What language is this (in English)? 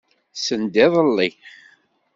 Kabyle